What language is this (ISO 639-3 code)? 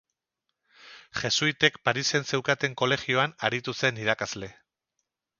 eus